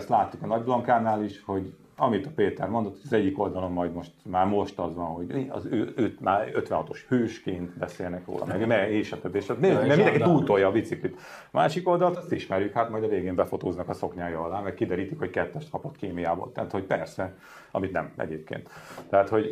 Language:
Hungarian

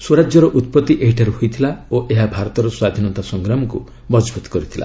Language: Odia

